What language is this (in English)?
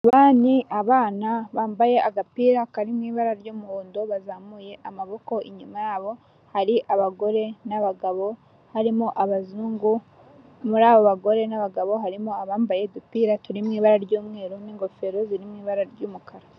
Kinyarwanda